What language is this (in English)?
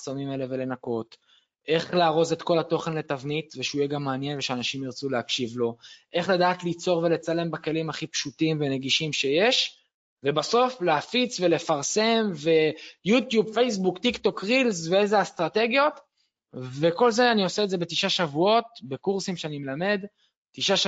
Hebrew